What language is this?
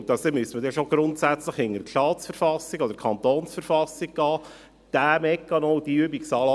Swiss German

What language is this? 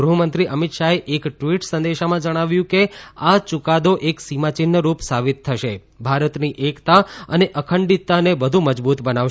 Gujarati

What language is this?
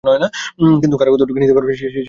Bangla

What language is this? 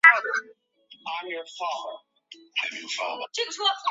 Chinese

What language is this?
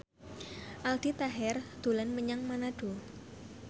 Javanese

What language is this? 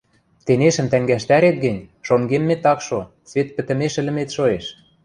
Western Mari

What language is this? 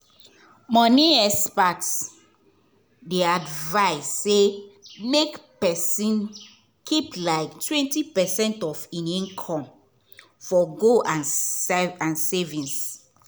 Nigerian Pidgin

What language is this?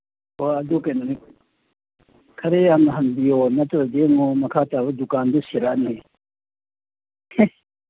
Manipuri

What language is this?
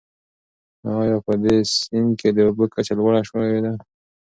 Pashto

